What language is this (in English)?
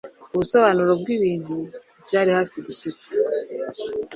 Kinyarwanda